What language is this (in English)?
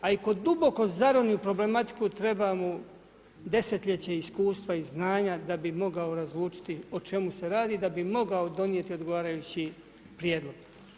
Croatian